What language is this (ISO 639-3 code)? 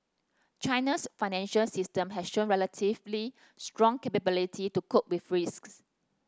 eng